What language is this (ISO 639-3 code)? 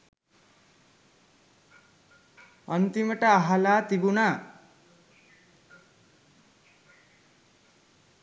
sin